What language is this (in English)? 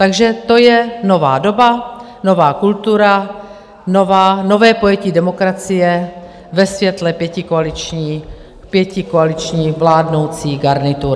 Czech